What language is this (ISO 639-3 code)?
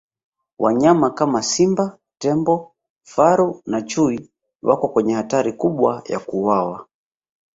swa